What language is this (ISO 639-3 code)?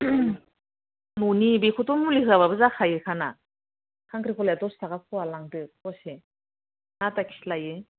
brx